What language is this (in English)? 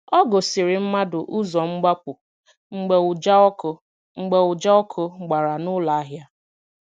Igbo